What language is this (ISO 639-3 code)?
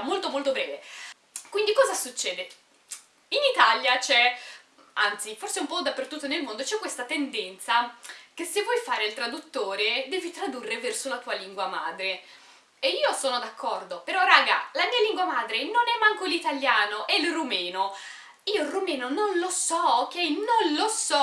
ita